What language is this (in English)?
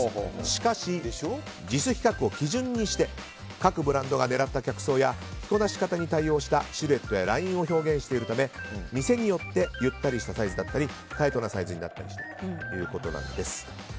Japanese